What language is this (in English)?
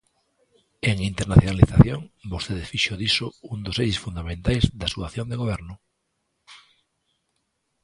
Galician